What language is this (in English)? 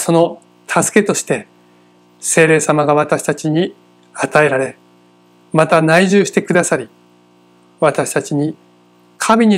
Japanese